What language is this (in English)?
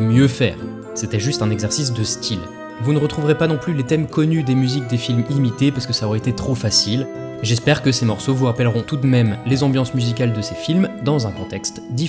French